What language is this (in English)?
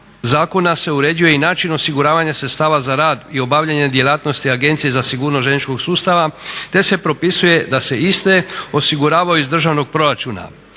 Croatian